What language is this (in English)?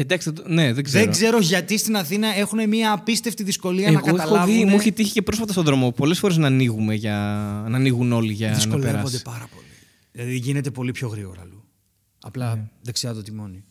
Greek